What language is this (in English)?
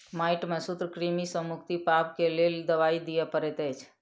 Maithili